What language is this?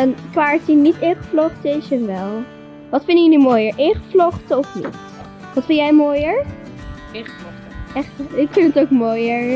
Dutch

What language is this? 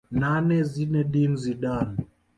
Swahili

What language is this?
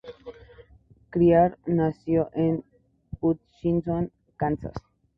Spanish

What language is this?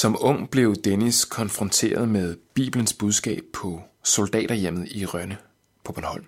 Danish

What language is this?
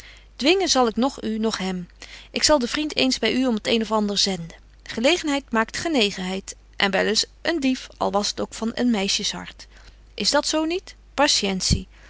Dutch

